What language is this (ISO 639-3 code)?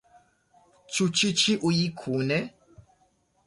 epo